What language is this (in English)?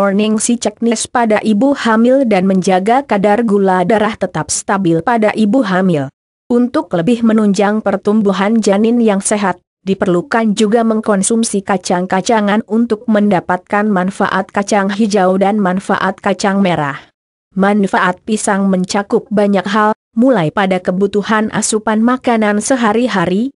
Indonesian